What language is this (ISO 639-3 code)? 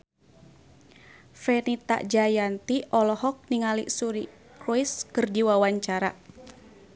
sun